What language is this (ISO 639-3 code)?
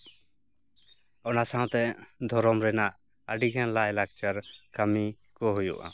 sat